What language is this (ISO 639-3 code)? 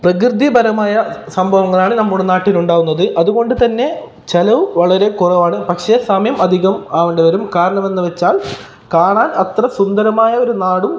mal